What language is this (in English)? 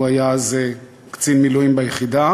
Hebrew